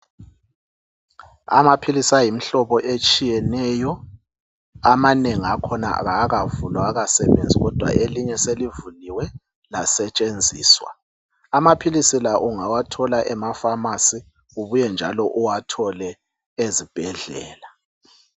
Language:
North Ndebele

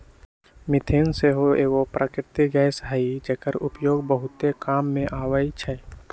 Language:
Magahi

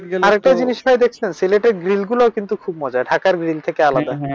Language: Bangla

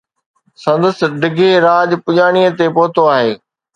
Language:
Sindhi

